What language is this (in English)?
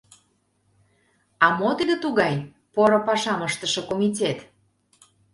Mari